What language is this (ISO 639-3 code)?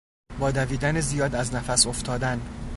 fas